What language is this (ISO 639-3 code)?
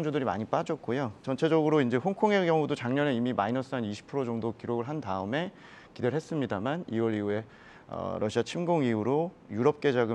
kor